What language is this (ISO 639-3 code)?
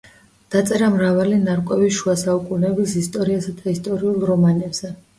kat